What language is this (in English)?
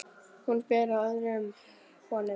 Icelandic